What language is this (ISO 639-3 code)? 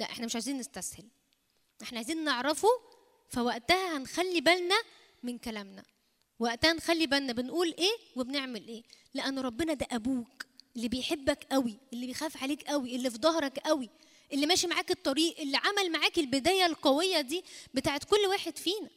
ara